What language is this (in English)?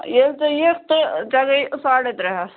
Kashmiri